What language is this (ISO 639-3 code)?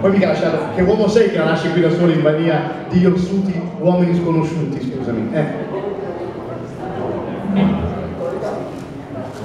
ita